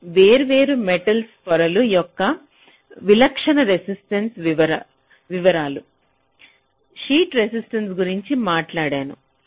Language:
Telugu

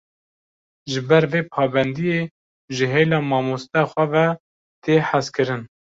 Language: Kurdish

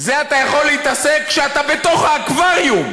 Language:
Hebrew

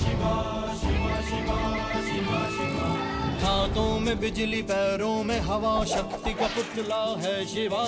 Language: Romanian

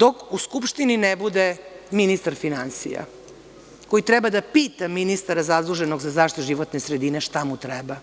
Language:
Serbian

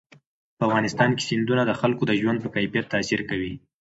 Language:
Pashto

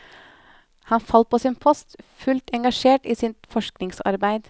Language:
Norwegian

